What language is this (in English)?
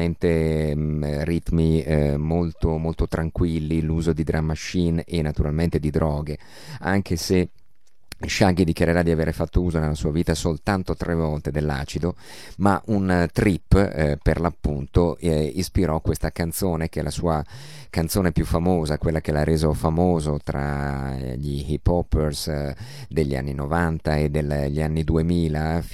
Italian